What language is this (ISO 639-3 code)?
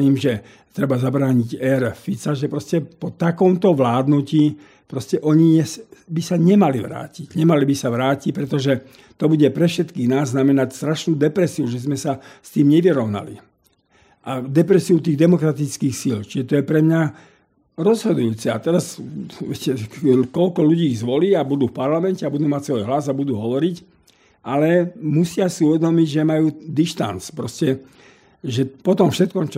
slk